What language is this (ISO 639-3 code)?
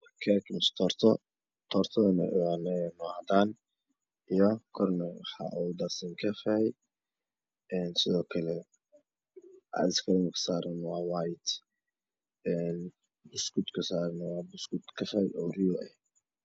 som